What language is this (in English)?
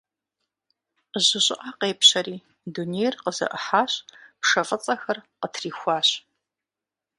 Kabardian